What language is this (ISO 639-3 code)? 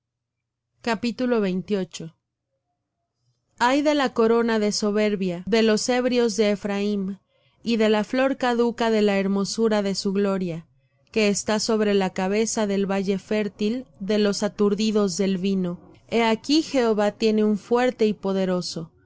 spa